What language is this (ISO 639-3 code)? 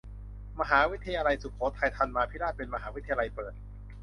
tha